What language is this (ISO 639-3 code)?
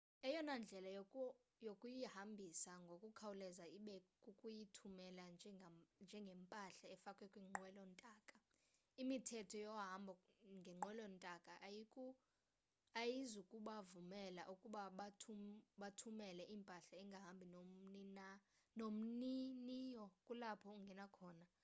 xho